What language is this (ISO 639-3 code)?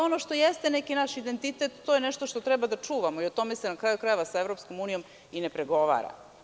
srp